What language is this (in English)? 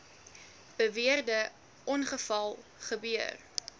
Afrikaans